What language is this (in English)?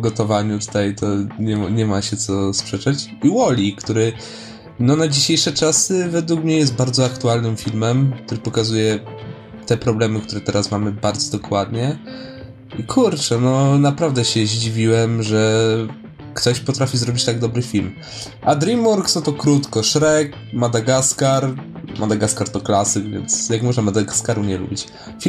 Polish